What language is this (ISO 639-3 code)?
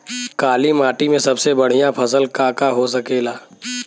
bho